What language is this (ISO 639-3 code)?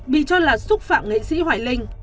vie